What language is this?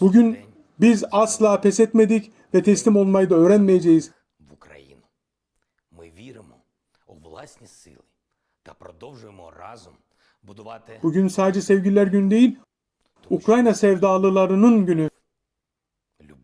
Turkish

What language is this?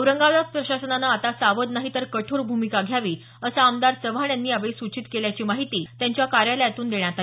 Marathi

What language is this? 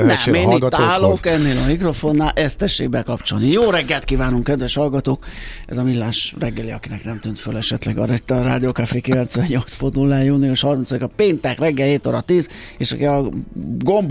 Hungarian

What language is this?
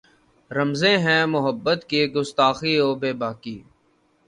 Urdu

